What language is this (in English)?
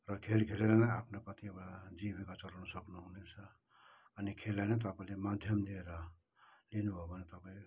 Nepali